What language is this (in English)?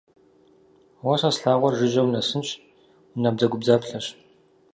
Kabardian